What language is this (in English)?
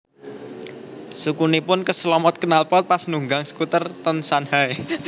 Javanese